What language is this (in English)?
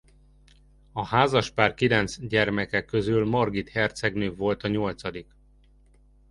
Hungarian